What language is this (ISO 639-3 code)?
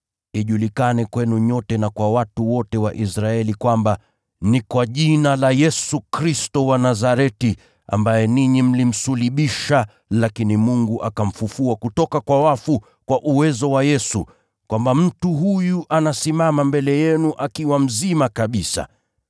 swa